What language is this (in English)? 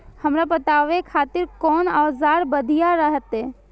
Maithili